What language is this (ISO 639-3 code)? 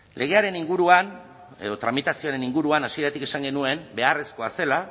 eus